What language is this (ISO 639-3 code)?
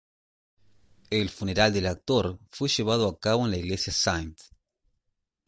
spa